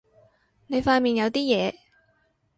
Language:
Cantonese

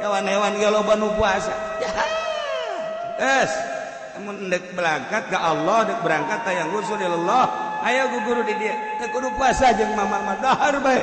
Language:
Indonesian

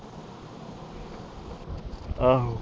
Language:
Punjabi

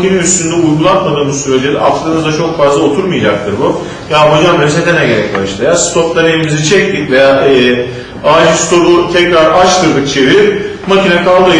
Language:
Turkish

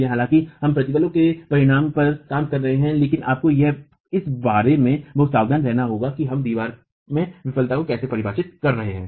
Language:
Hindi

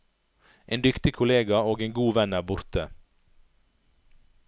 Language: Norwegian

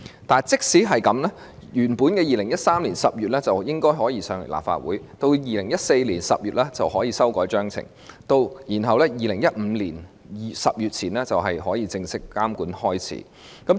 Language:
Cantonese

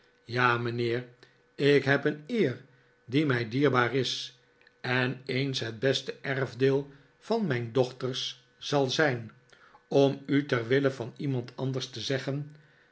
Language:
Dutch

